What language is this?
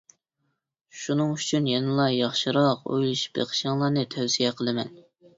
Uyghur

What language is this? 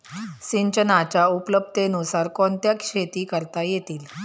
Marathi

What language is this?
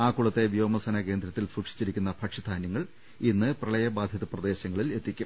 Malayalam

